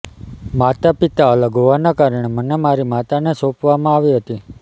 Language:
Gujarati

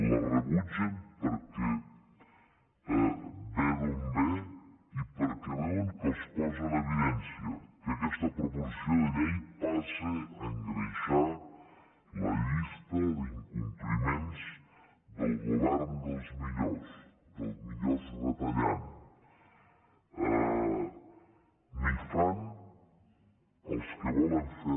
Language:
Catalan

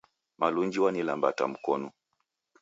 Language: Taita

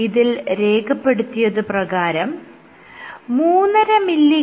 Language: Malayalam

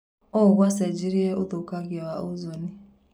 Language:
Kikuyu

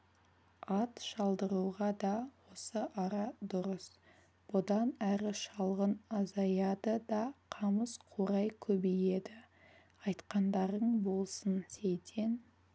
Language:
Kazakh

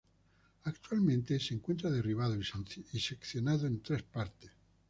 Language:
Spanish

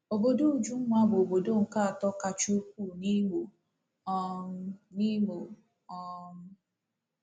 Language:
Igbo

